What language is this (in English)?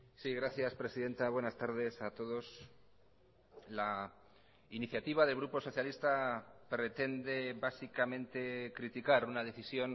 Spanish